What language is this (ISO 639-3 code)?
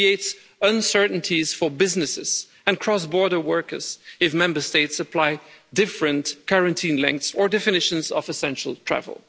eng